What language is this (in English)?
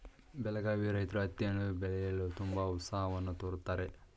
Kannada